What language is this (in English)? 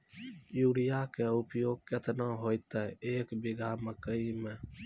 Maithili